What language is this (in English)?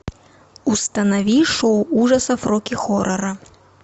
Russian